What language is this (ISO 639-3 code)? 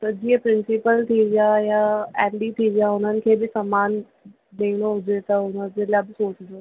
snd